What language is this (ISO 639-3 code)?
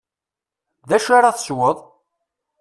kab